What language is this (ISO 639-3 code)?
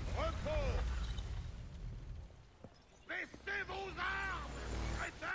fra